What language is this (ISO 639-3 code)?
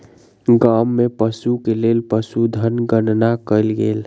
mai